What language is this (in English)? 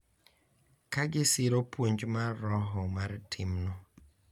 Luo (Kenya and Tanzania)